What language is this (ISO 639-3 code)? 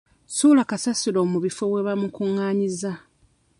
lug